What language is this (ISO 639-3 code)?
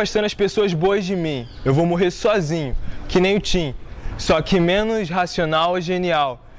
por